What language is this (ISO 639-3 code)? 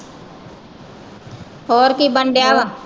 pan